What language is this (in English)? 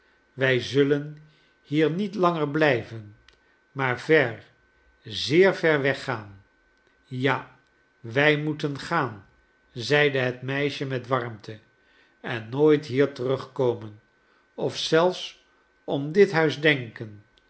Dutch